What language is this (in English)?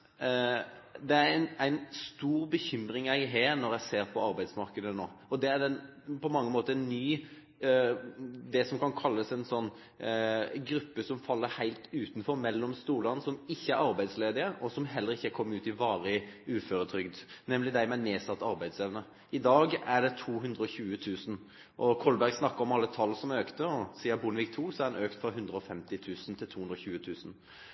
Norwegian Bokmål